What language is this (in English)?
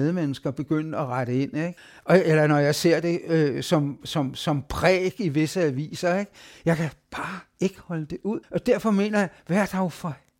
Danish